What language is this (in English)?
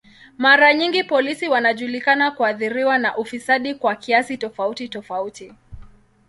Swahili